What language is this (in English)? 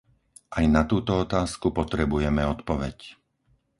Slovak